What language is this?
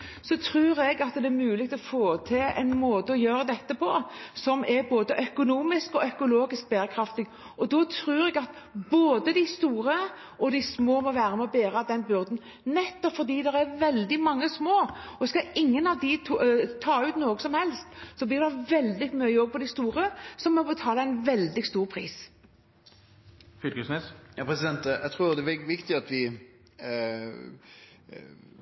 Norwegian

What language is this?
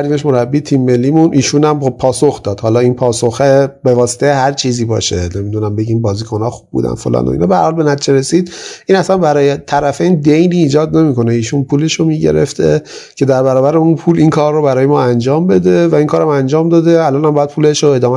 Persian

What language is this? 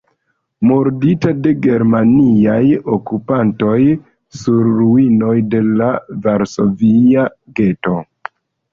Esperanto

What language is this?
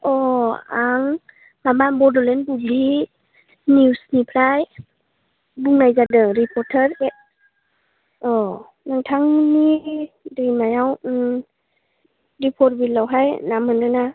Bodo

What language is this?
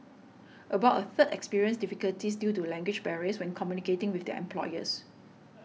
English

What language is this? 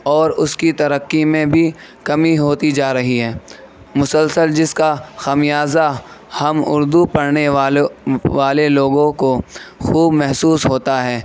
Urdu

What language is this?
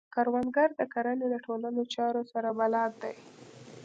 Pashto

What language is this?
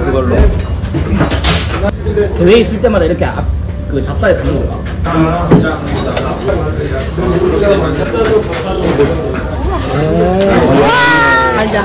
Korean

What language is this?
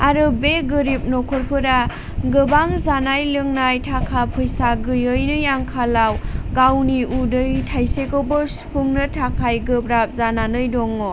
Bodo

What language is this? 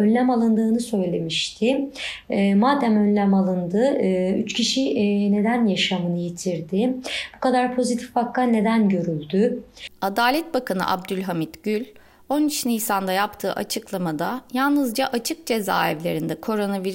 Turkish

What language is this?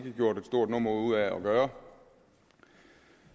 Danish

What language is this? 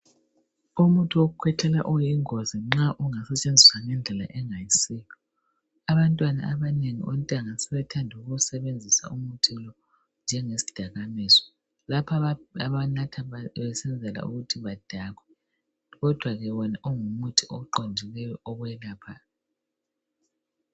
North Ndebele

